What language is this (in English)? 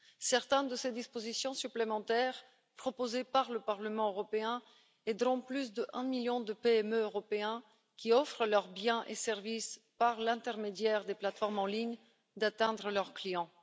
French